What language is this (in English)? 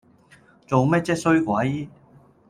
Cantonese